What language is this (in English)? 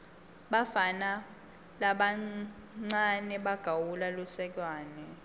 Swati